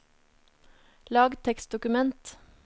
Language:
Norwegian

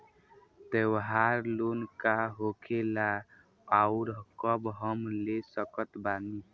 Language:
Bhojpuri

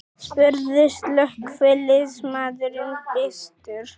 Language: Icelandic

